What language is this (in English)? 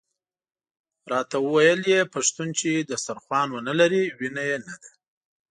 Pashto